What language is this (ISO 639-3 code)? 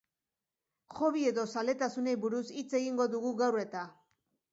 eus